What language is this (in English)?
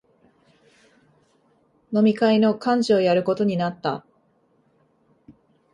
Japanese